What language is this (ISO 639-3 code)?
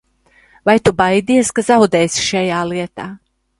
lav